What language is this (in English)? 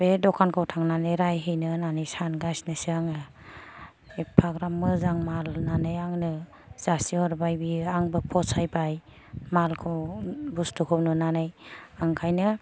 Bodo